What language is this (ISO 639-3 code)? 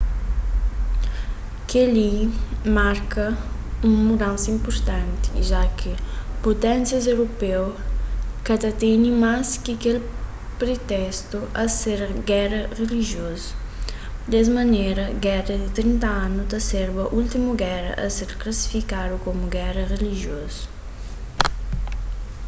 kea